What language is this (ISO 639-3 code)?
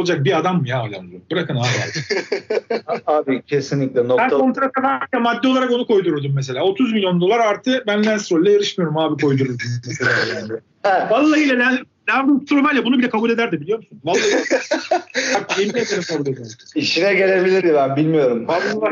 tur